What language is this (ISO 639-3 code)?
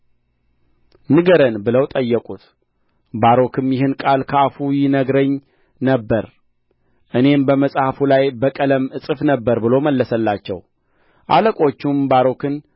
amh